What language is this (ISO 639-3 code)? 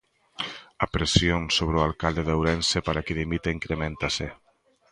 glg